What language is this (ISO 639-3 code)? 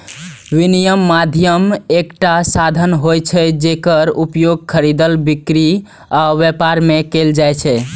mai